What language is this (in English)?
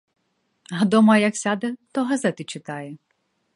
Ukrainian